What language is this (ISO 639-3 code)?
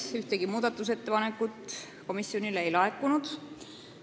est